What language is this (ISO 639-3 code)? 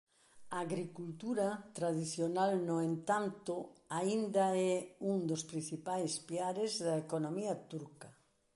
glg